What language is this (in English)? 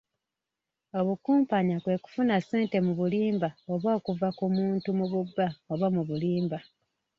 Ganda